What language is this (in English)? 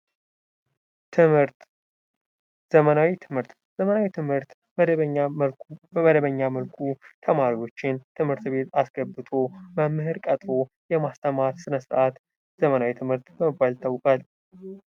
Amharic